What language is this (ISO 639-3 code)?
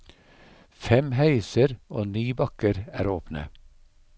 nor